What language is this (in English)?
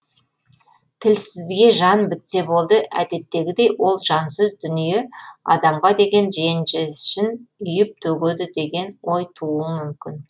Kazakh